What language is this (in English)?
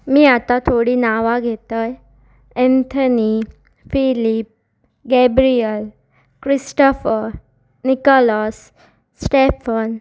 Konkani